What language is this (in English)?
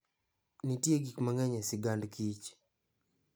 Luo (Kenya and Tanzania)